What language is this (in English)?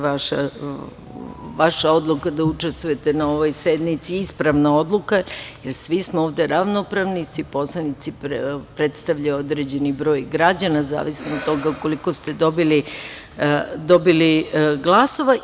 Serbian